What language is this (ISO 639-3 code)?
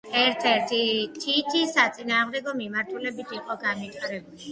kat